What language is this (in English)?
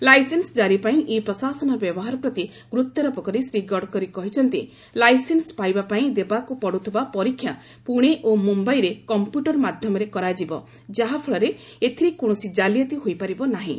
Odia